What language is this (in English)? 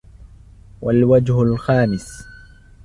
Arabic